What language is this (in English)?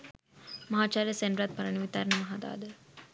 Sinhala